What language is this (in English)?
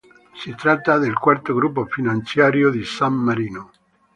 Italian